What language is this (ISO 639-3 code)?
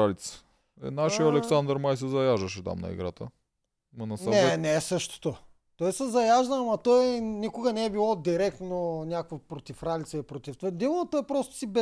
bul